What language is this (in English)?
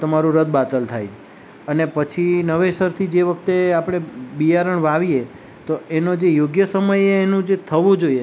Gujarati